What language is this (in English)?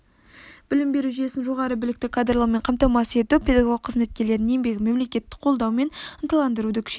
Kazakh